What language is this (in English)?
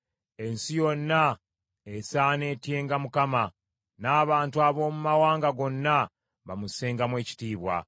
Ganda